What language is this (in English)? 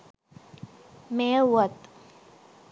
Sinhala